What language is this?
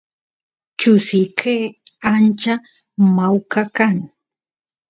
Santiago del Estero Quichua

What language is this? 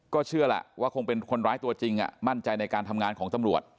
Thai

